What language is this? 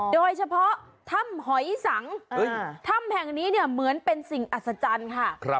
Thai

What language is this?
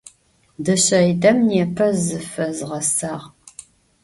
Adyghe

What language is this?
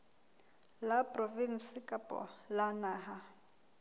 Southern Sotho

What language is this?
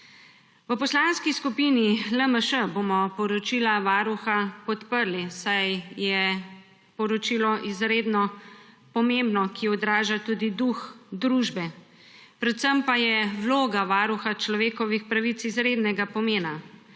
Slovenian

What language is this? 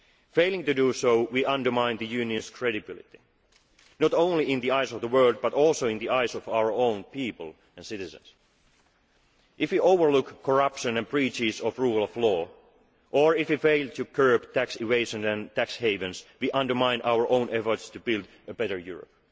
English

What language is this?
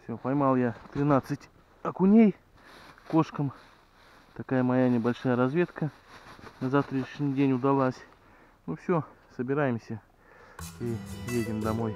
Russian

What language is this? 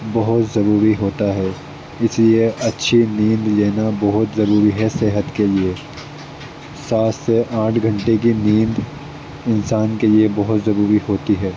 Urdu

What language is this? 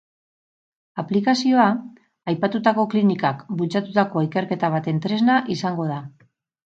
Basque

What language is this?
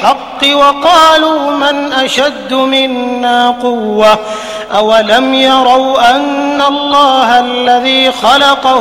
Arabic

